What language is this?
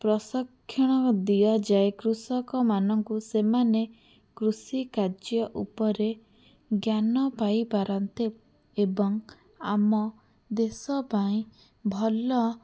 Odia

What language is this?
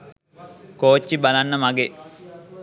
Sinhala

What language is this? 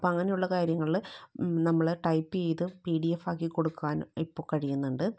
Malayalam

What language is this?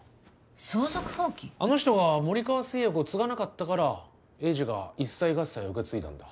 Japanese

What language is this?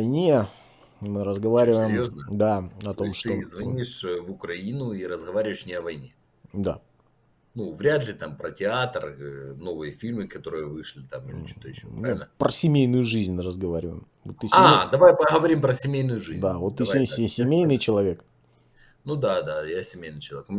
Russian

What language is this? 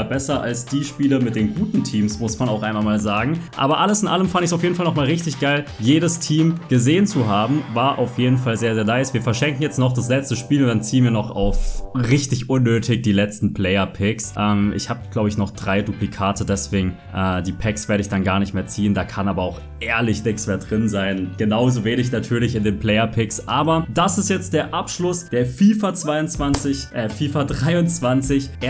German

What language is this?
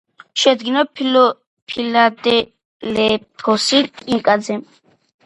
Georgian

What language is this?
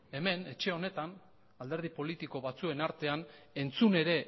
Basque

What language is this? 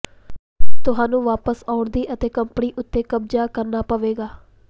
Punjabi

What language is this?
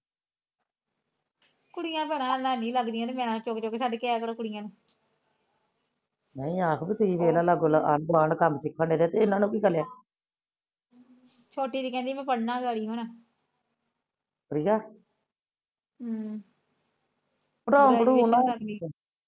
Punjabi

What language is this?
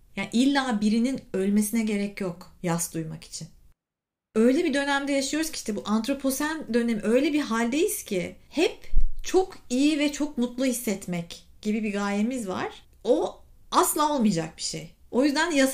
Turkish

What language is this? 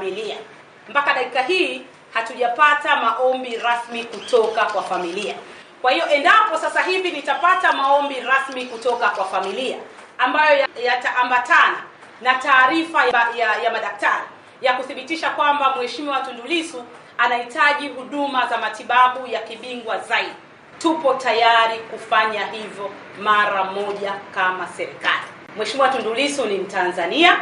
Swahili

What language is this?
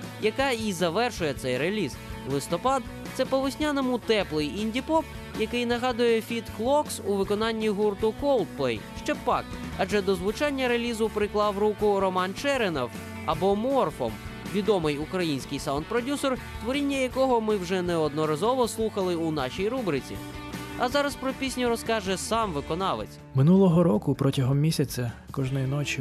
Ukrainian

